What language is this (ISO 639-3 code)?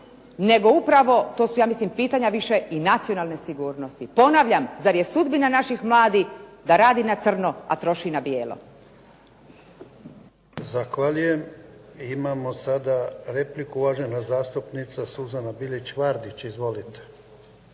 hrv